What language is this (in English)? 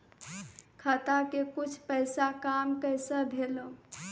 Maithili